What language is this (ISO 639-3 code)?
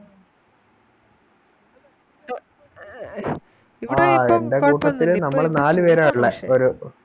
mal